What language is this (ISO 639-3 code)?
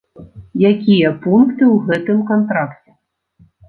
bel